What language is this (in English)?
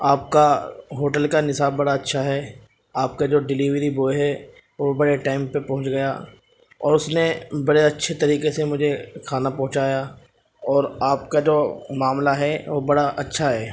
Urdu